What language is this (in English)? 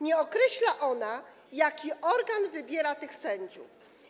Polish